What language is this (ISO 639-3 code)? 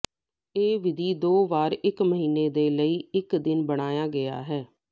pan